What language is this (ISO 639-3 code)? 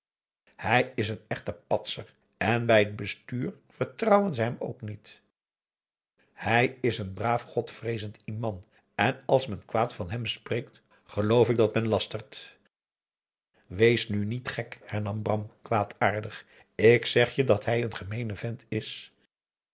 nld